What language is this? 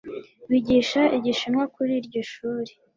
Kinyarwanda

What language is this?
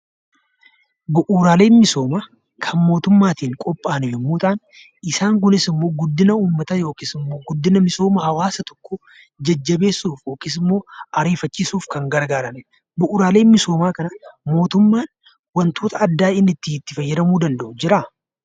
Oromo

